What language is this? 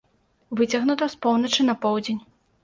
Belarusian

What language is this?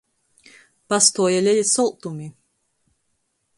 Latgalian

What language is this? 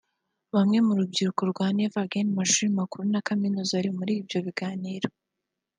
Kinyarwanda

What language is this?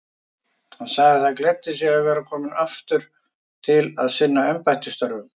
Icelandic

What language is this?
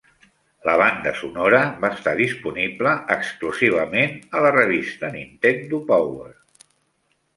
Catalan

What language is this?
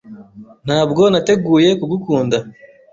Kinyarwanda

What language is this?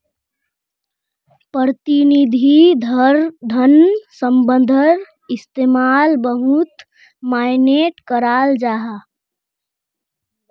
Magahi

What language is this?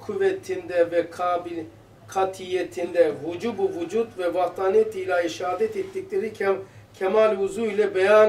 Turkish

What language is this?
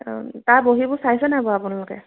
Assamese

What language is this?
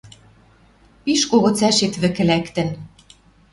Western Mari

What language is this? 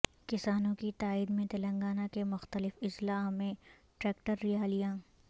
Urdu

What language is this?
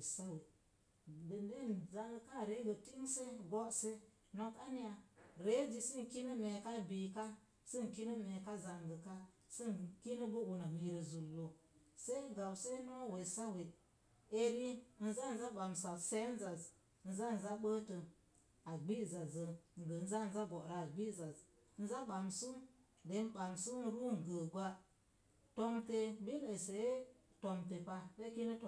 Mom Jango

